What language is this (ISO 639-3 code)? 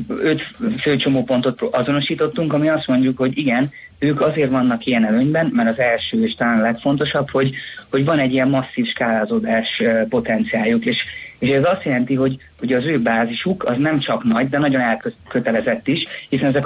hun